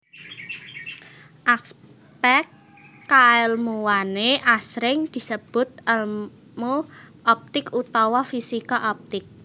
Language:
Javanese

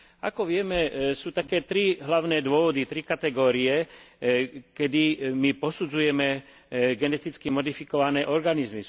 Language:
Slovak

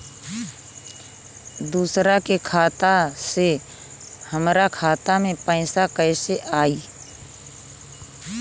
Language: Bhojpuri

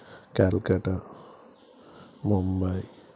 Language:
Telugu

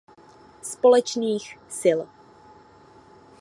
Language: Czech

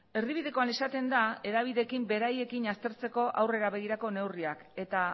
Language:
Basque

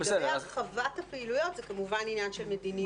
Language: Hebrew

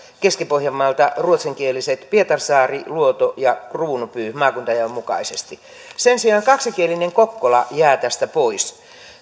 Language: Finnish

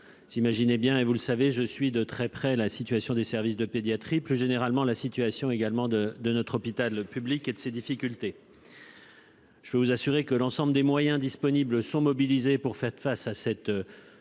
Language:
French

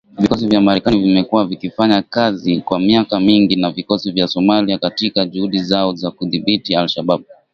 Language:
Swahili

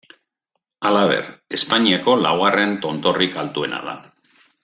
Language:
Basque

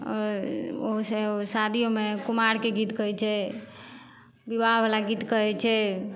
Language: Maithili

